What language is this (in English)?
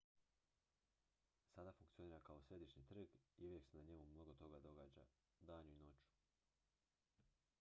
Croatian